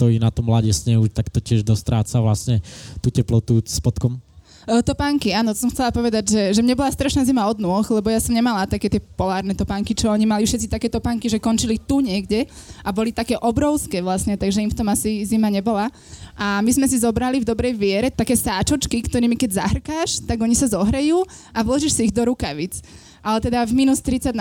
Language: Slovak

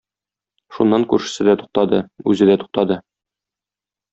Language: Tatar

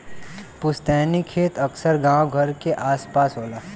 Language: Bhojpuri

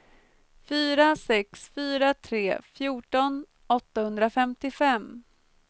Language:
Swedish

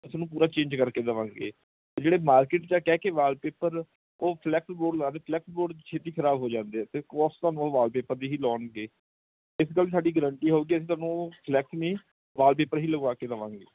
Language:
Punjabi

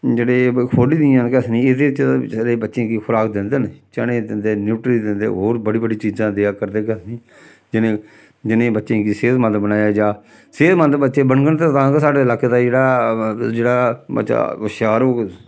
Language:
Dogri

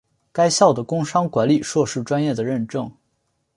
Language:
Chinese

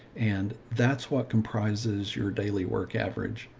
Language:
English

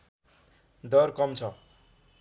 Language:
Nepali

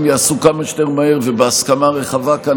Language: Hebrew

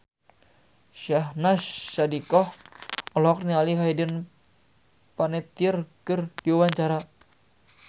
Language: Sundanese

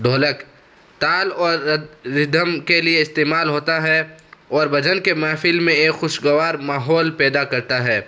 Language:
Urdu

